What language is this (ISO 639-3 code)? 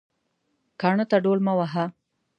pus